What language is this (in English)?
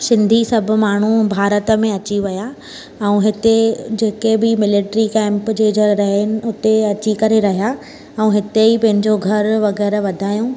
Sindhi